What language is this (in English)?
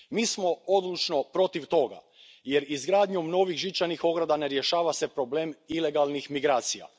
Croatian